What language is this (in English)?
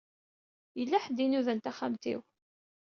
Kabyle